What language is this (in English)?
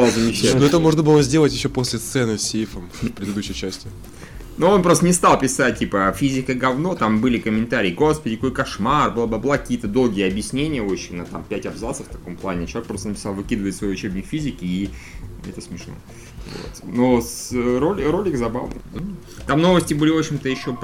Russian